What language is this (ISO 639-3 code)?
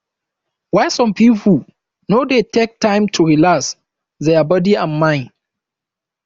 pcm